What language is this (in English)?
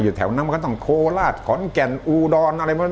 Thai